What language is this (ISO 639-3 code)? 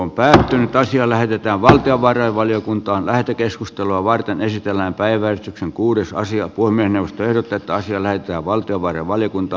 fin